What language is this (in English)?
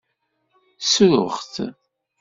Kabyle